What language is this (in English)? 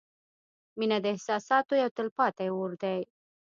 Pashto